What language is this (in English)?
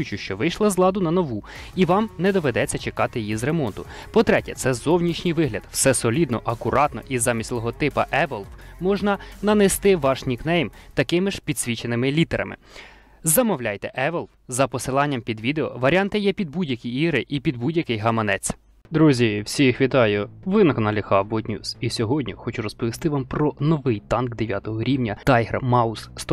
Ukrainian